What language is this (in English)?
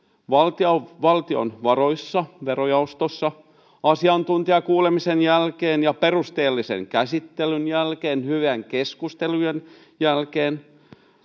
Finnish